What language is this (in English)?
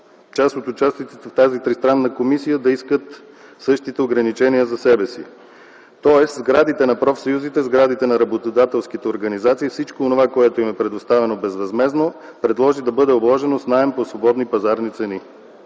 Bulgarian